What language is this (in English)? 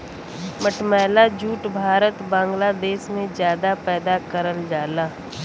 Bhojpuri